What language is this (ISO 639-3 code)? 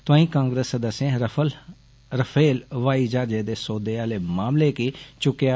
doi